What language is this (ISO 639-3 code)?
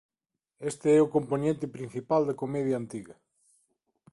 glg